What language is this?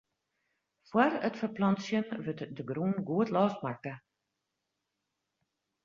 Western Frisian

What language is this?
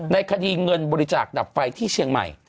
Thai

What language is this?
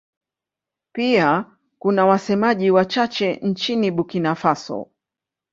Swahili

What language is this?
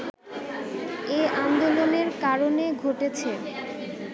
Bangla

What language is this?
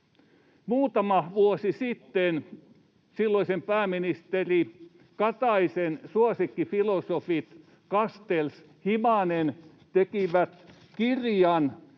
Finnish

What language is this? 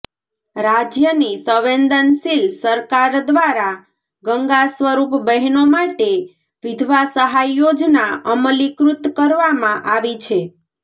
Gujarati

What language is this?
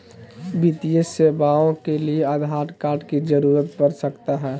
Magahi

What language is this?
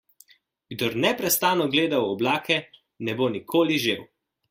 Slovenian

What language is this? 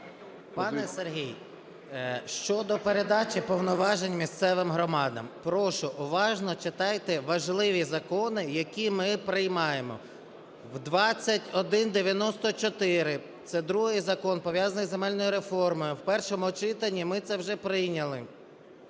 Ukrainian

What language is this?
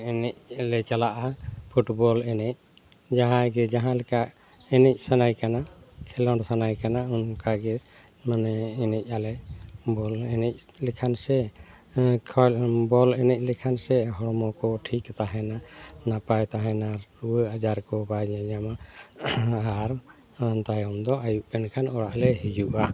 Santali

